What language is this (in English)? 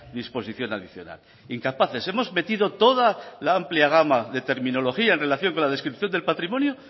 Spanish